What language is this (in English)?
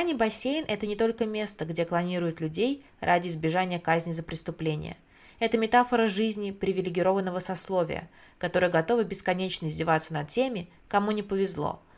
Russian